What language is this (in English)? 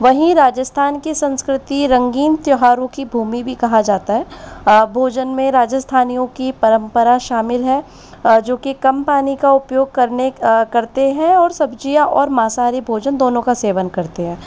Hindi